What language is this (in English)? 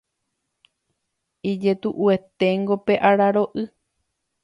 Guarani